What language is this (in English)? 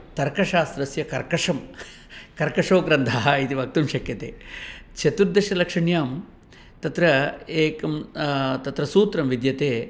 Sanskrit